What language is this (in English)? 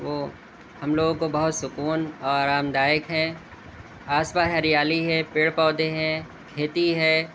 Urdu